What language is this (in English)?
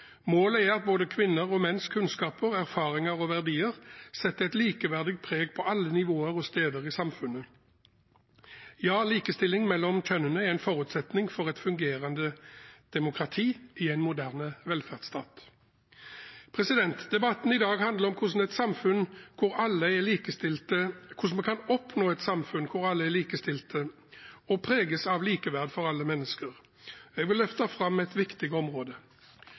Norwegian Bokmål